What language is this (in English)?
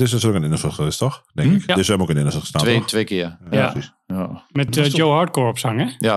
Dutch